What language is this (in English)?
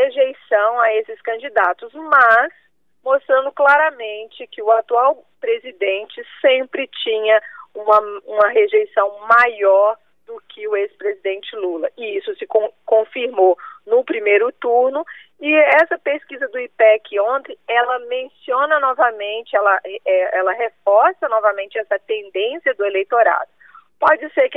Portuguese